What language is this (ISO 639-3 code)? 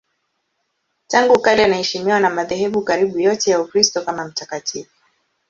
swa